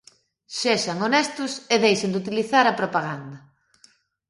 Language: Galician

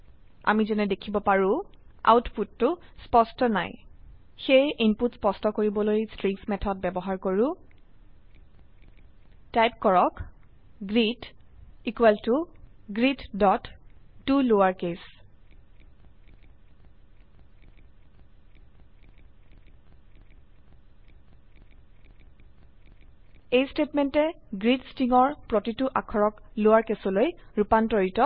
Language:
Assamese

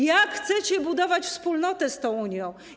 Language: Polish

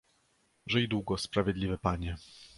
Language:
Polish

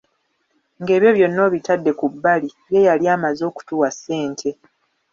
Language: Ganda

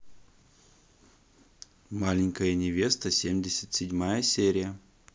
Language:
Russian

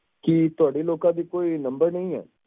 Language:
Punjabi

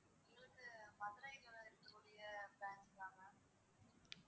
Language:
Tamil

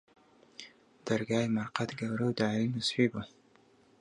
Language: Central Kurdish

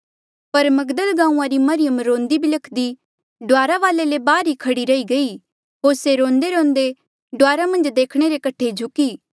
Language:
Mandeali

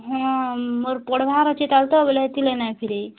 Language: Odia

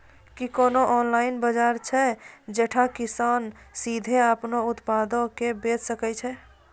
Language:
Maithili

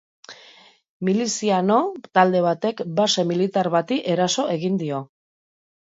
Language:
Basque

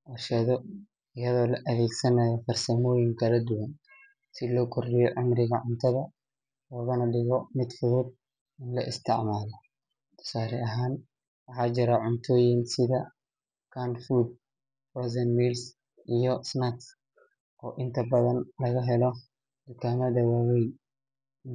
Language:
Somali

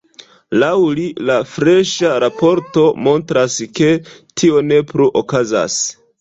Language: Esperanto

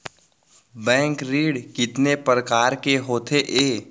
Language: Chhattisgarhi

